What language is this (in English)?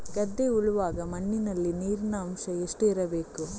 Kannada